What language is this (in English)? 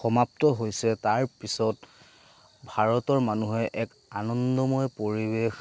Assamese